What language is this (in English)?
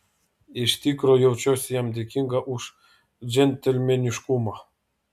Lithuanian